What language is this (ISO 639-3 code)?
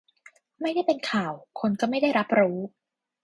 tha